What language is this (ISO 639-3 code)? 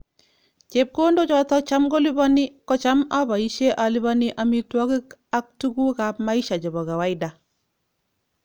kln